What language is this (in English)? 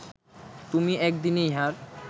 Bangla